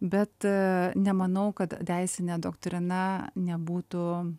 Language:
Lithuanian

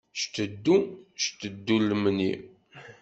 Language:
Kabyle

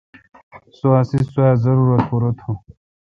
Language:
Kalkoti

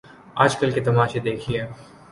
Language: Urdu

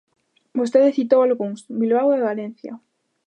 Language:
Galician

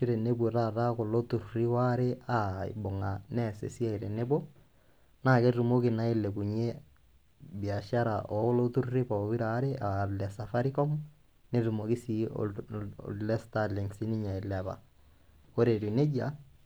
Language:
Masai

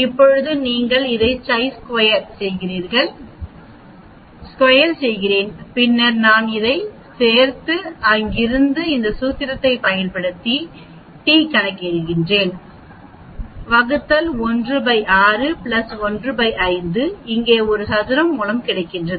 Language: Tamil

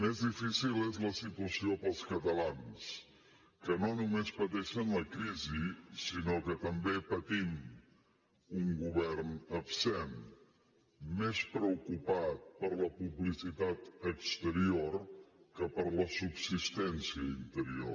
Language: Catalan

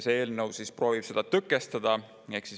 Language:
Estonian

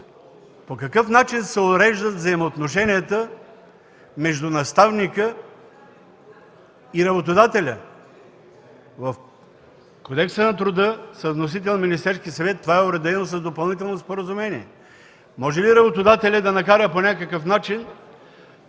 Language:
Bulgarian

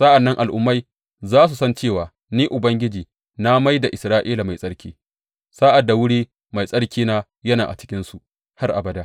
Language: Hausa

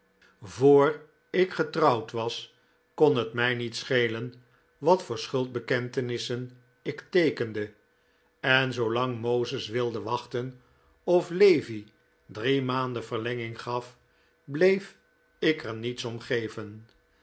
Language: Dutch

